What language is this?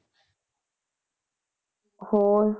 Punjabi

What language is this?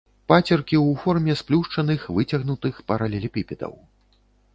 Belarusian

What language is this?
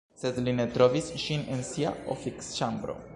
Esperanto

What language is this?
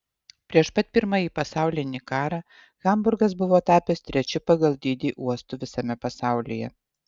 Lithuanian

